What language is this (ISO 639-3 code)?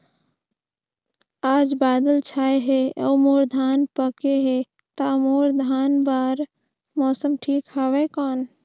hne